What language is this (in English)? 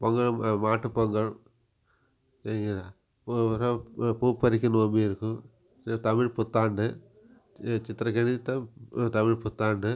Tamil